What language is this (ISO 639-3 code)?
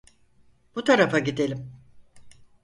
tur